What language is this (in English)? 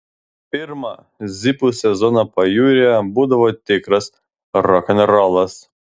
Lithuanian